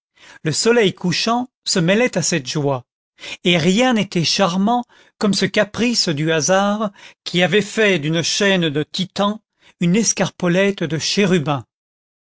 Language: French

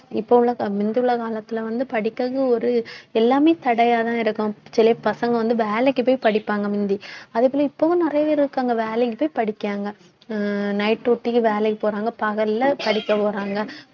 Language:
Tamil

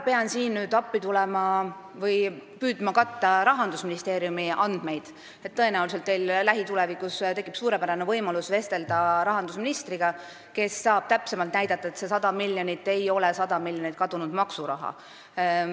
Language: Estonian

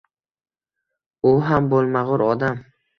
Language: Uzbek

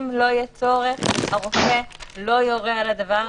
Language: Hebrew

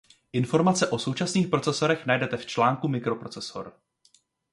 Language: Czech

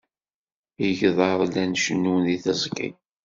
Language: Kabyle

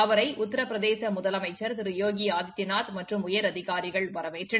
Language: Tamil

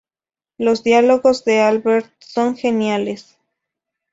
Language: Spanish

